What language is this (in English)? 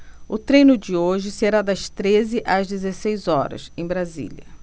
Portuguese